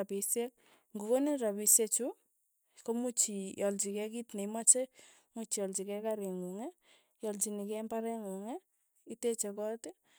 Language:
Tugen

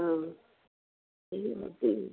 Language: Odia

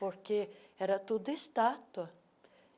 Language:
Portuguese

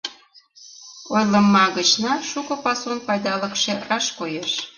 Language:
Mari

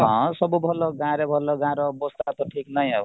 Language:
Odia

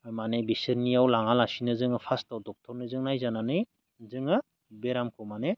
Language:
Bodo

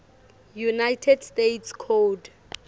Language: Swati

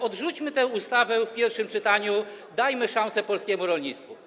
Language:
Polish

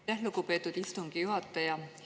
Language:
Estonian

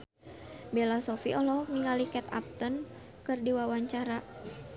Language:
Sundanese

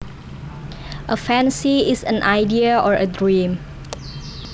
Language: Javanese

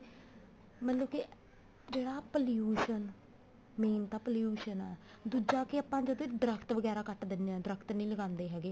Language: Punjabi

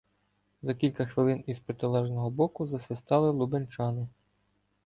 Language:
Ukrainian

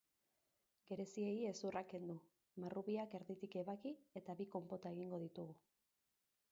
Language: Basque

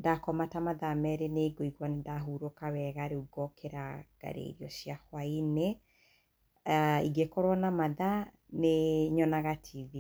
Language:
Kikuyu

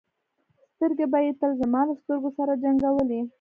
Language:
Pashto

